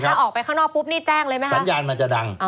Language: Thai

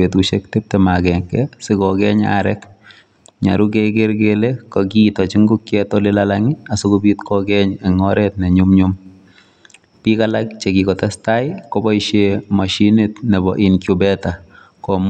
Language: Kalenjin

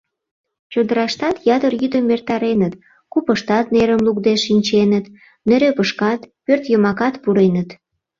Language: Mari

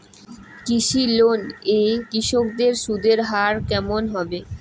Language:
Bangla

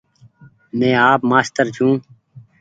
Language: Goaria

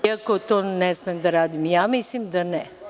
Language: Serbian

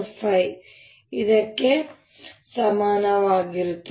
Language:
Kannada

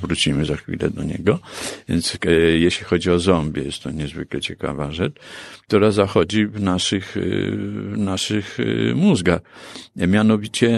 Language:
Polish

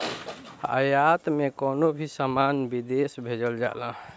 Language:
Bhojpuri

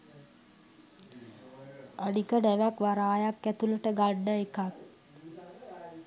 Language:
Sinhala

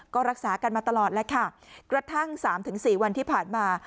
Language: Thai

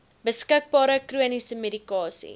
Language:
Afrikaans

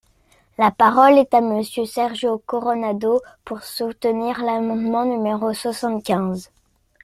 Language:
French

